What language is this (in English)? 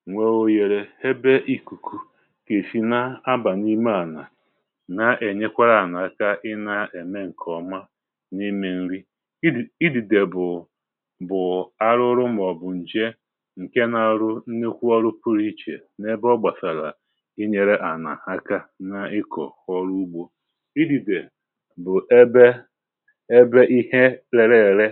Igbo